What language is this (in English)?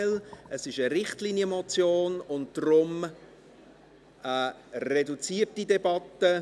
Swiss German